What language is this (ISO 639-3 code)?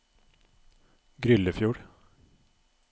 nor